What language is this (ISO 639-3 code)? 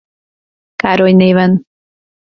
hun